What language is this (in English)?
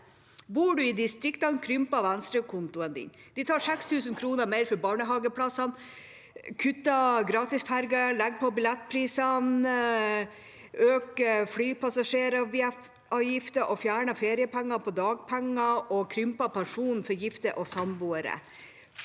Norwegian